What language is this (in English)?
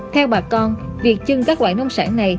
Vietnamese